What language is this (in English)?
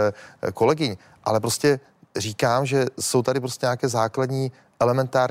Czech